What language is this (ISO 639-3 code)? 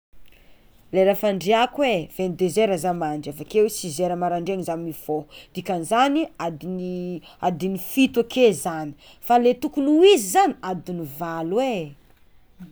xmw